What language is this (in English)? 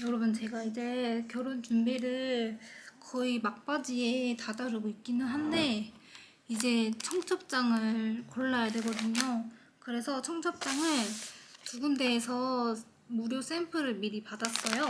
Korean